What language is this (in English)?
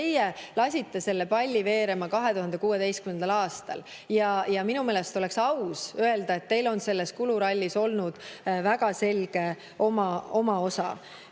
Estonian